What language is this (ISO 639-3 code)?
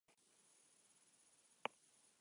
spa